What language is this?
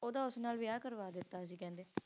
Punjabi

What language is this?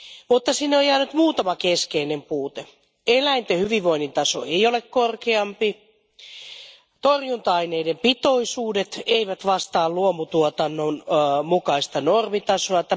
Finnish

